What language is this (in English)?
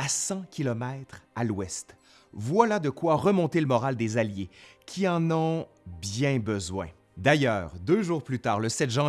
French